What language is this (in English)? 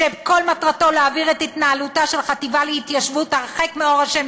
Hebrew